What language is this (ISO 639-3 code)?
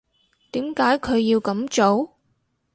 yue